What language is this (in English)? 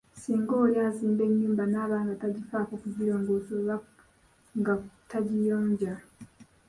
Ganda